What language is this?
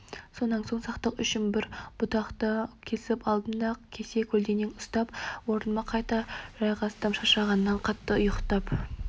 Kazakh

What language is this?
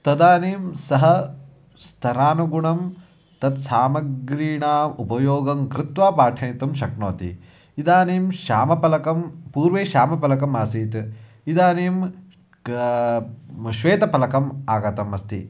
Sanskrit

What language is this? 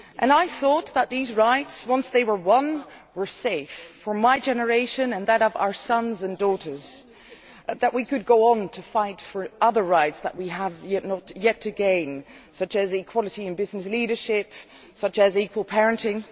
English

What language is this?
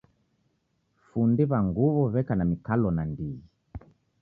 Taita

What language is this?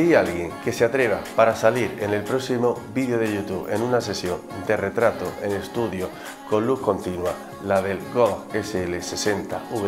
Spanish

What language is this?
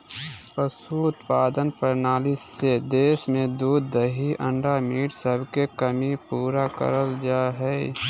Magahi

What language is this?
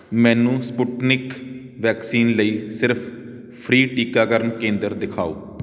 Punjabi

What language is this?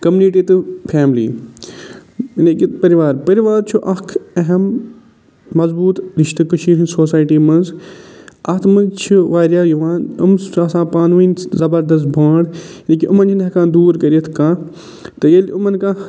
Kashmiri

